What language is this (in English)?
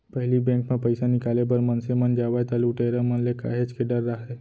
Chhattisgarhi